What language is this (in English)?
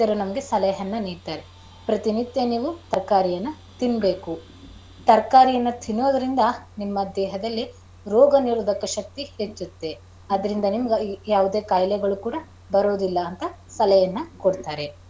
Kannada